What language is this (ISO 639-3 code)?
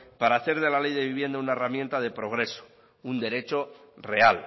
spa